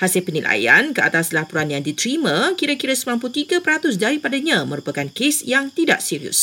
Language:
Malay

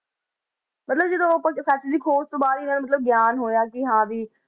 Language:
Punjabi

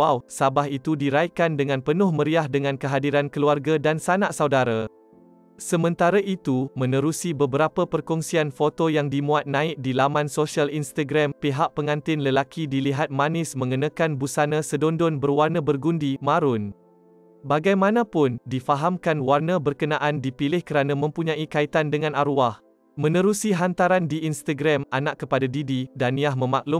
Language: Malay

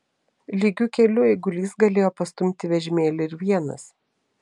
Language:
Lithuanian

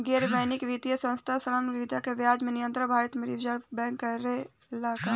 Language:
Bhojpuri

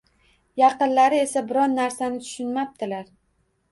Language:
Uzbek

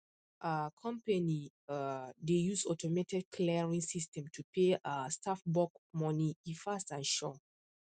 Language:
Nigerian Pidgin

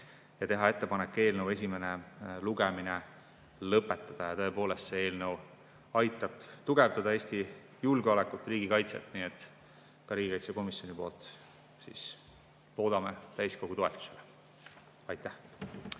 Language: Estonian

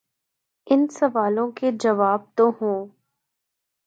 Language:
Urdu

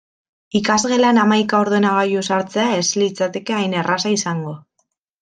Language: Basque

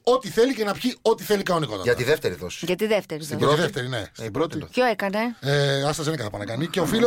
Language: Greek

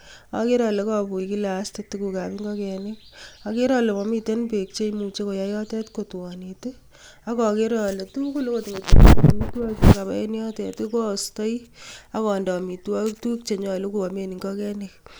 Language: Kalenjin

